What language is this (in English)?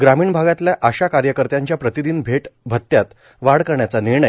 Marathi